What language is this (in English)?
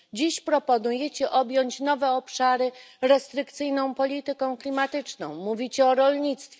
Polish